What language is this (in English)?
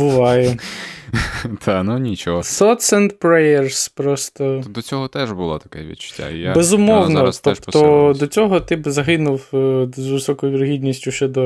Ukrainian